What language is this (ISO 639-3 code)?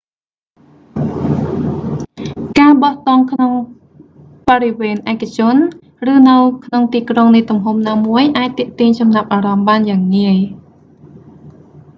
khm